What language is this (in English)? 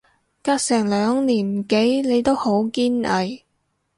Cantonese